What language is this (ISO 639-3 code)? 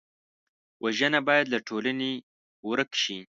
pus